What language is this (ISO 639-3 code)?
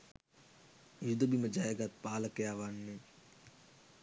sin